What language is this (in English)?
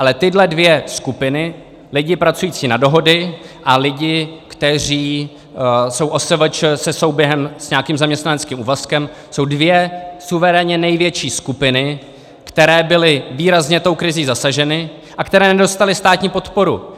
Czech